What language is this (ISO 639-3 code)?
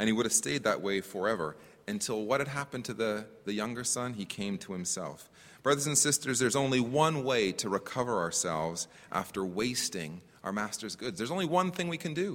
eng